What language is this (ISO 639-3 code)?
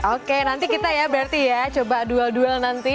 ind